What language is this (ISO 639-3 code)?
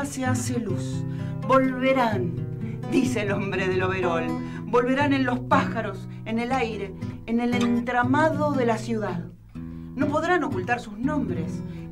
spa